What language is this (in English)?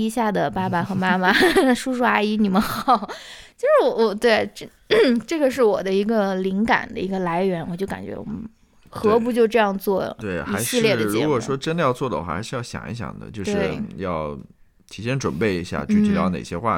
Chinese